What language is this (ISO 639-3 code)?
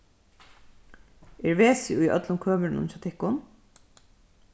fao